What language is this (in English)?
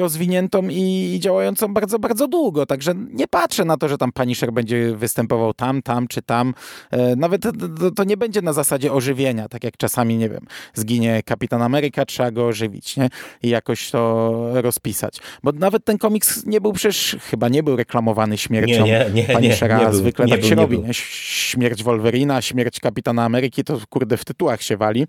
Polish